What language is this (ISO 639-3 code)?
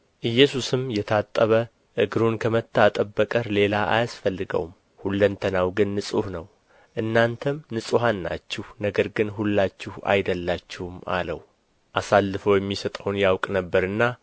amh